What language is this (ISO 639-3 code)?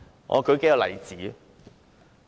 yue